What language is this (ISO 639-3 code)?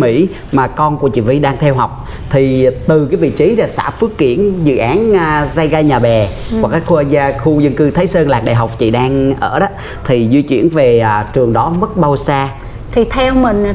vie